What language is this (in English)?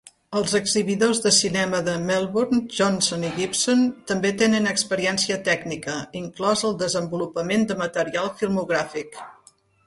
Catalan